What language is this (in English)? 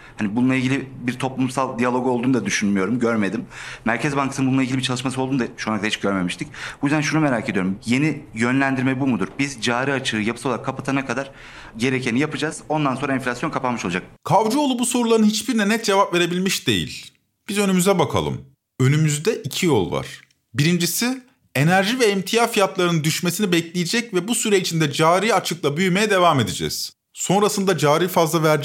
Turkish